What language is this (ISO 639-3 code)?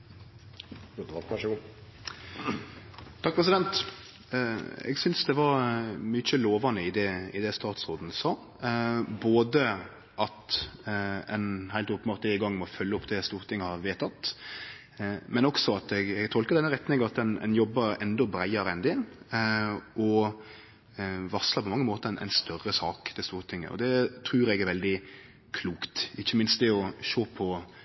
nno